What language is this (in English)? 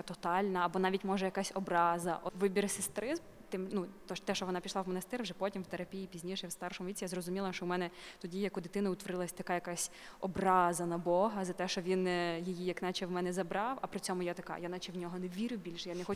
Ukrainian